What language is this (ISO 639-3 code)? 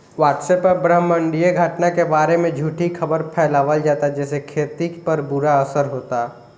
bho